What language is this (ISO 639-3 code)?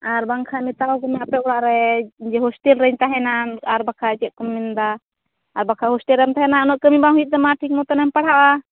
sat